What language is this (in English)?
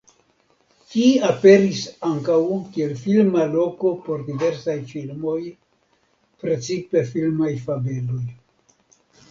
Esperanto